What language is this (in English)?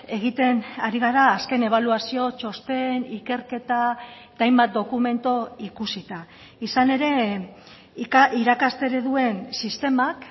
Basque